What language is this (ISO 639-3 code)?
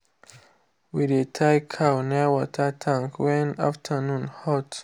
pcm